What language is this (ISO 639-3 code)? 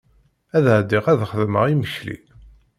kab